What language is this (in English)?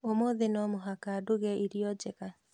Kikuyu